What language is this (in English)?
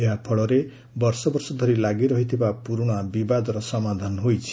Odia